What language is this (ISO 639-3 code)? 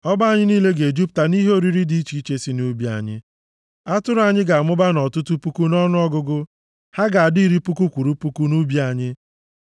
ibo